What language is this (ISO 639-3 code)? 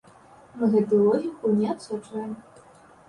bel